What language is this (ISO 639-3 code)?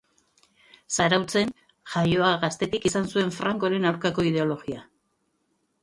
eus